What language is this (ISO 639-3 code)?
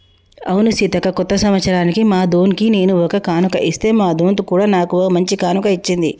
tel